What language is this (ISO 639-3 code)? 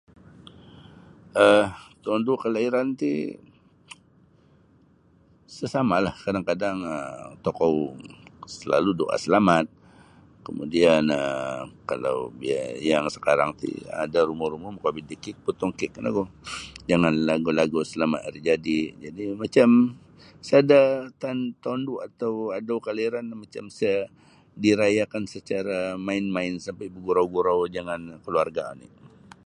bsy